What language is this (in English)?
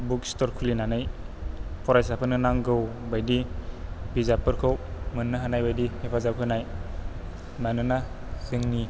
Bodo